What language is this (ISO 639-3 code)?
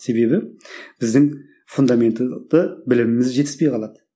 kaz